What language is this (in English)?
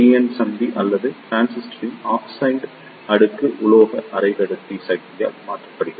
Tamil